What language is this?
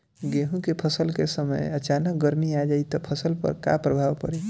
Bhojpuri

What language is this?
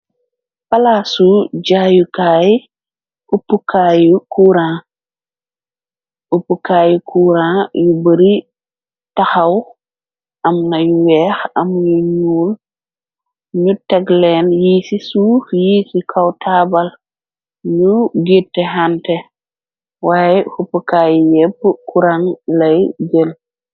Wolof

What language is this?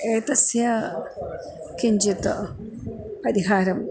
Sanskrit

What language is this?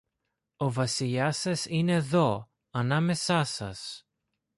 Greek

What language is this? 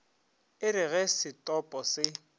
Northern Sotho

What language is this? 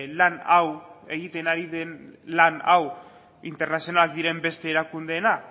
Basque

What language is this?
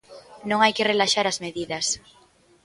Galician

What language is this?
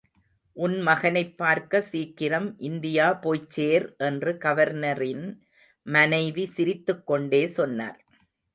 Tamil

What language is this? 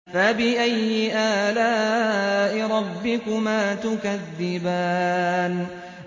Arabic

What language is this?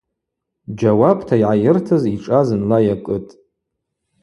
Abaza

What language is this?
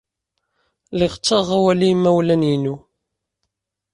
Kabyle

